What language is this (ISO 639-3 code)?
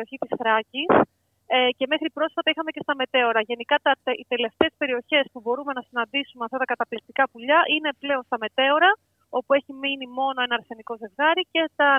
ell